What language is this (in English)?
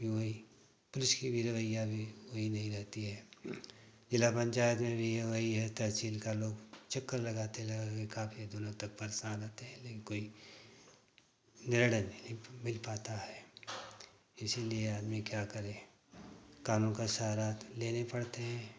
Hindi